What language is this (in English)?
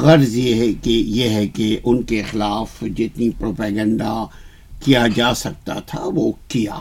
Urdu